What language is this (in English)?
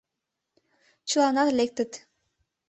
Mari